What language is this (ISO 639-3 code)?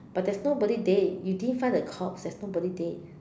eng